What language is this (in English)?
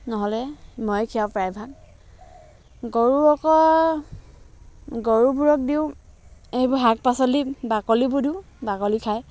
Assamese